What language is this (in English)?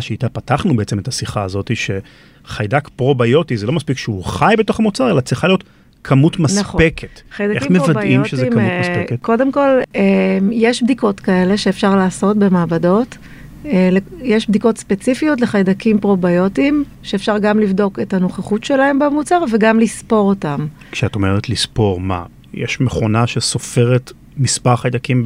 Hebrew